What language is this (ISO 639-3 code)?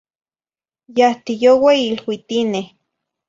nhi